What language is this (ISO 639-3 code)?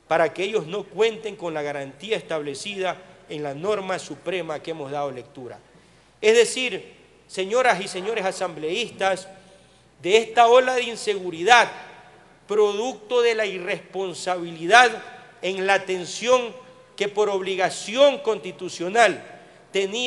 spa